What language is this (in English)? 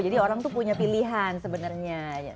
Indonesian